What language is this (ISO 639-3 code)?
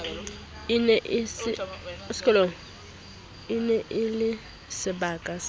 sot